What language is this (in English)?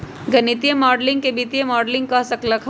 Magahi